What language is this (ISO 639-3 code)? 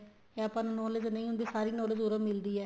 pan